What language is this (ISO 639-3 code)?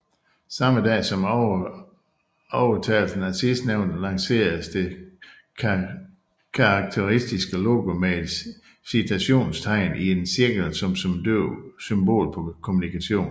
dan